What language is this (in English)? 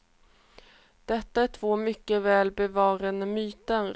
Swedish